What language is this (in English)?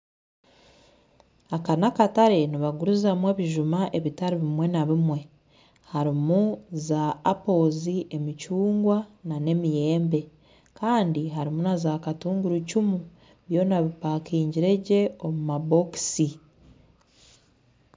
Nyankole